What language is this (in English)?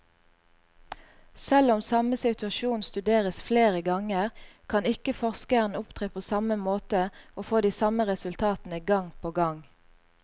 Norwegian